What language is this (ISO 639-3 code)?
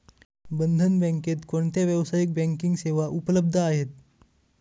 mar